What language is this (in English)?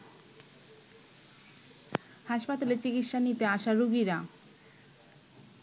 Bangla